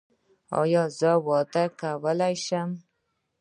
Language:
Pashto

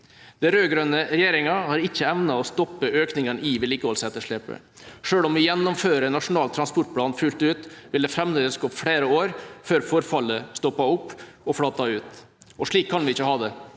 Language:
Norwegian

